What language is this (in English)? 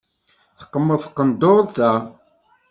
Kabyle